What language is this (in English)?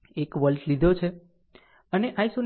Gujarati